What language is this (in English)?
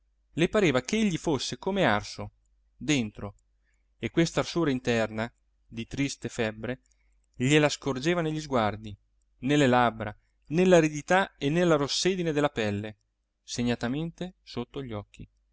Italian